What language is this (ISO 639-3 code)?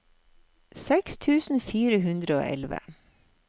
nor